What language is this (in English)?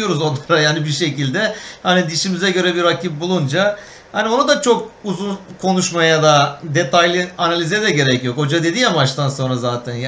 Turkish